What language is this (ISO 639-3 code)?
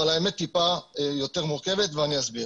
heb